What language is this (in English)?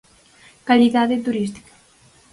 Galician